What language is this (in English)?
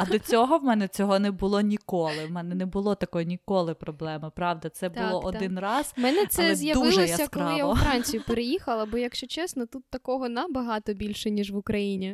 Ukrainian